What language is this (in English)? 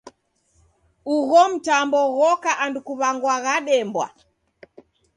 Taita